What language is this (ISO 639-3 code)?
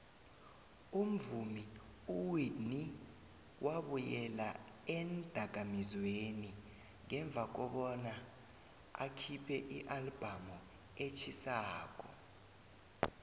nbl